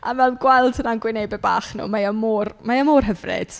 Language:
Welsh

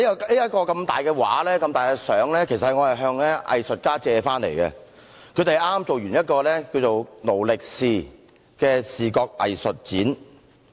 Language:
Cantonese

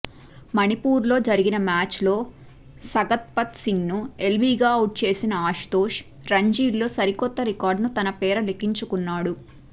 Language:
Telugu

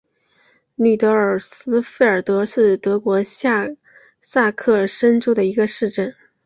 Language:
Chinese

